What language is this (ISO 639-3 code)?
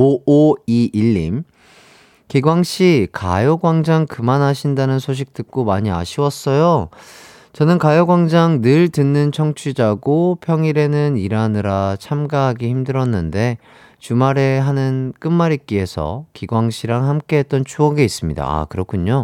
kor